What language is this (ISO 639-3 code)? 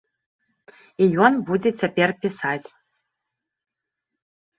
bel